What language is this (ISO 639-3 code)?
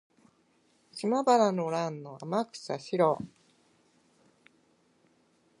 jpn